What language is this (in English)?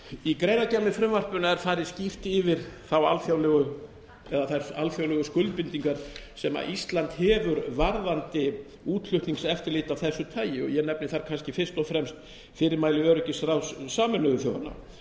Icelandic